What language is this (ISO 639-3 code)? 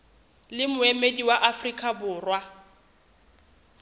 sot